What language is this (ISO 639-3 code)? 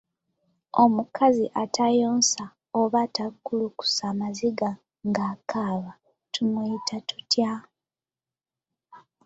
lug